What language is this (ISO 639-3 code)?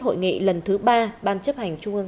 vie